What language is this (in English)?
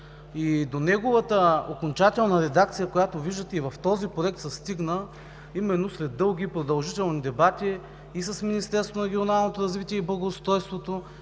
Bulgarian